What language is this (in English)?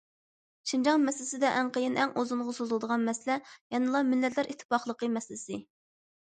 Uyghur